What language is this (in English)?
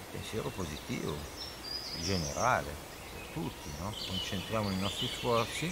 Italian